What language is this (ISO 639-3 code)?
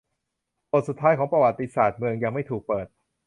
tha